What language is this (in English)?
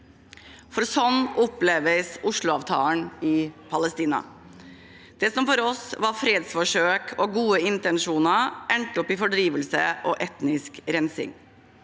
Norwegian